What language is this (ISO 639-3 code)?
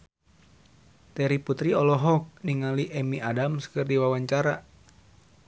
sun